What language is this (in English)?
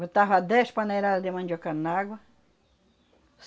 Portuguese